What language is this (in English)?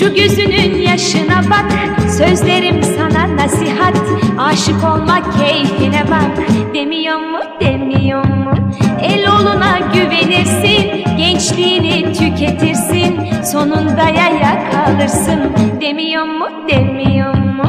Turkish